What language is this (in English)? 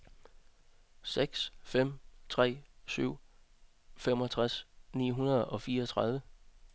Danish